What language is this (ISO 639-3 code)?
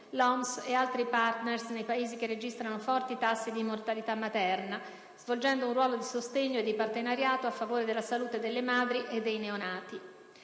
ita